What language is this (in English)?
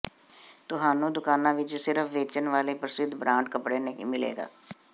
Punjabi